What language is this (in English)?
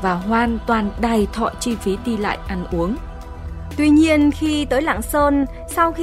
Vietnamese